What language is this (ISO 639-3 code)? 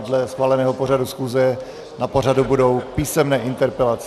ces